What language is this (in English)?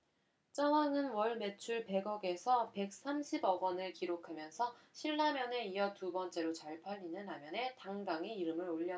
Korean